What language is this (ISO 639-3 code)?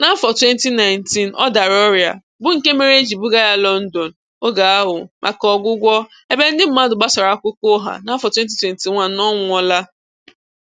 ibo